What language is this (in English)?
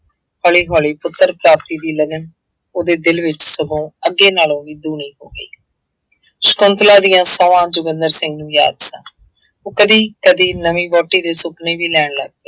Punjabi